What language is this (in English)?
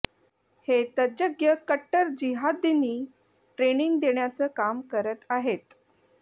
Marathi